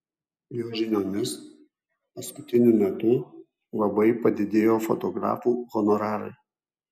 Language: Lithuanian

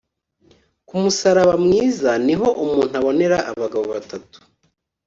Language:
Kinyarwanda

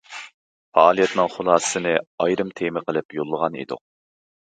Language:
Uyghur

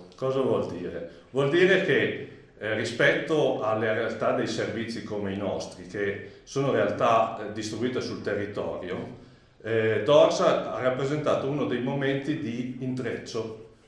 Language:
Italian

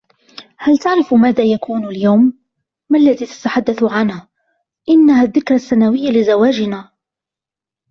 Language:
Arabic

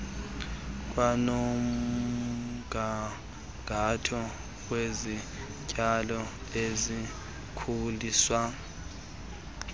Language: Xhosa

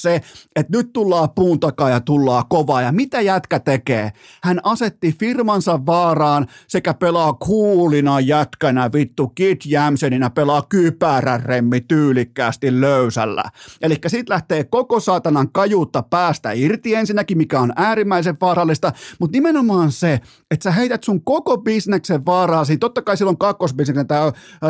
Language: Finnish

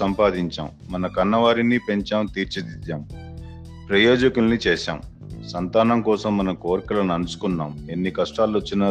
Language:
Telugu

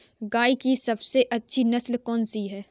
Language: Hindi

